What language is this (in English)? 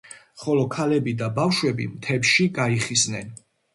Georgian